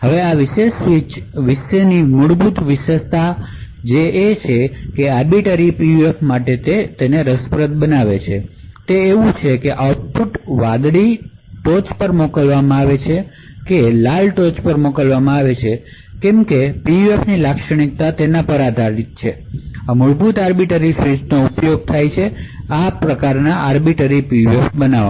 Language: Gujarati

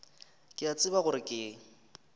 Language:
Northern Sotho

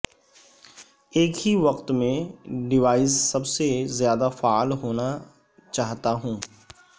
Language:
Urdu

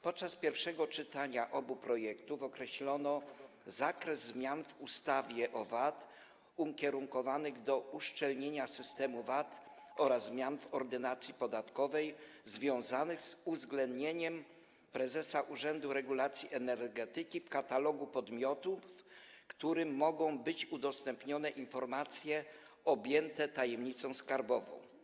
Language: Polish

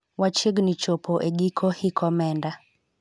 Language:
Luo (Kenya and Tanzania)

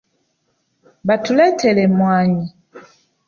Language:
Ganda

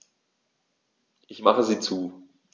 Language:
German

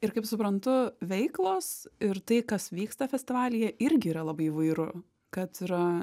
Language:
Lithuanian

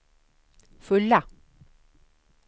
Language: Swedish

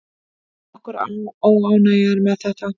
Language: Icelandic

